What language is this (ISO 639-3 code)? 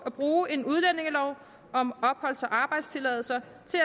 dan